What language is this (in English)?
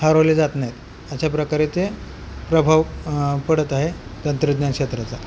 Marathi